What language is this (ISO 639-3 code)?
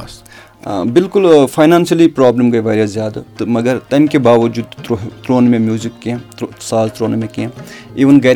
urd